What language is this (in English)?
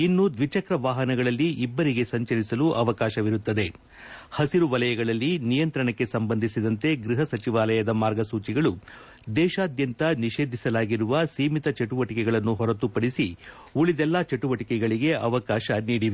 Kannada